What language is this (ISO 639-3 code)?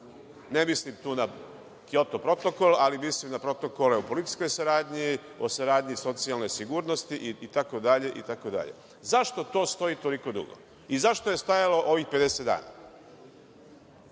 srp